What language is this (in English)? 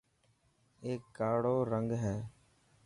Dhatki